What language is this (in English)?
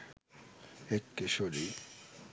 Bangla